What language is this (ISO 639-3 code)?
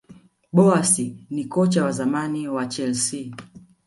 swa